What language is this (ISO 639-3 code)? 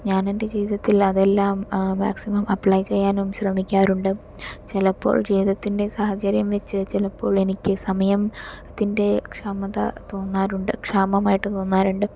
mal